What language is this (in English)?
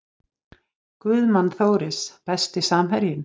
Icelandic